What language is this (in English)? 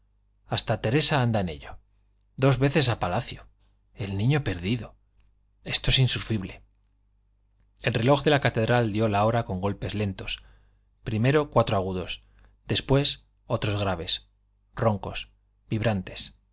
Spanish